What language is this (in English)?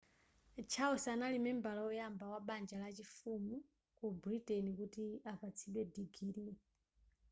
Nyanja